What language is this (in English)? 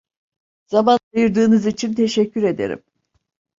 Turkish